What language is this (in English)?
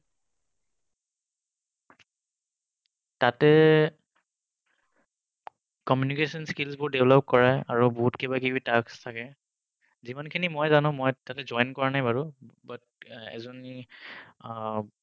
Assamese